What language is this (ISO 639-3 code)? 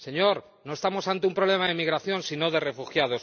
spa